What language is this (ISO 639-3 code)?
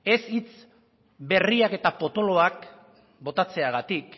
eus